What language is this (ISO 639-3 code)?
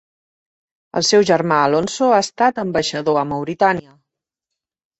cat